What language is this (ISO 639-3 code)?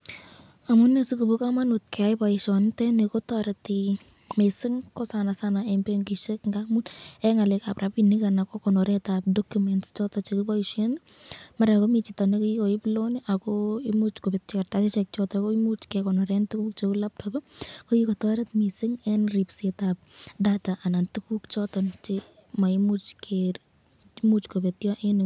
kln